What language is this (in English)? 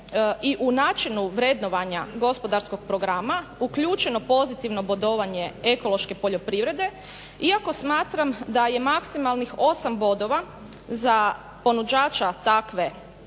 Croatian